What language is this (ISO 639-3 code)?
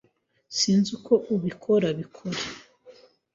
kin